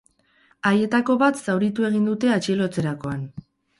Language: Basque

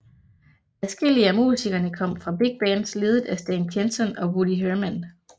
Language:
Danish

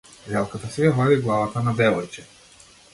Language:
Macedonian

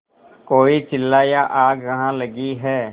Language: Hindi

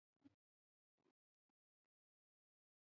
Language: Chinese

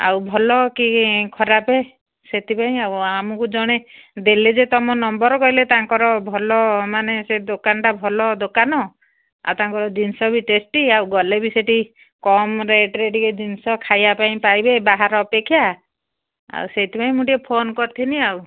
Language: Odia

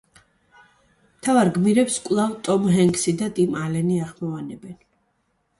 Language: Georgian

